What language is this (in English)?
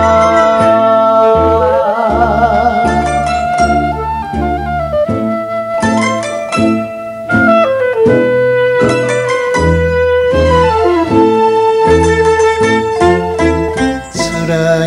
Korean